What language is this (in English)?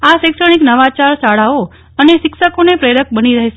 Gujarati